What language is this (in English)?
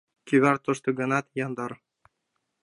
Mari